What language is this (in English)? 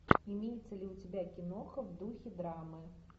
Russian